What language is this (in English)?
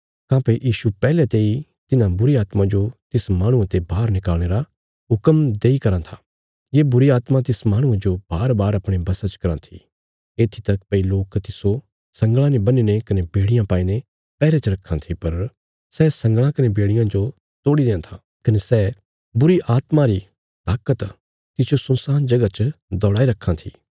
Bilaspuri